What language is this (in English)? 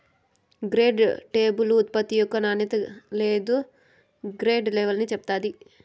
Telugu